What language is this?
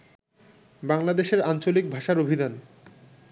Bangla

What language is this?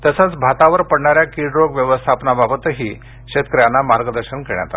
Marathi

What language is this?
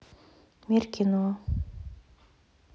Russian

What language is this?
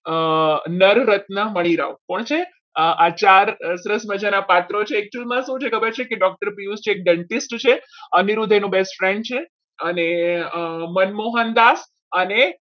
Gujarati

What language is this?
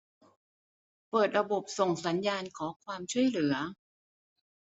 Thai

